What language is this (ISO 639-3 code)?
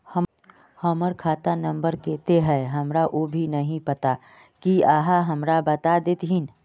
mag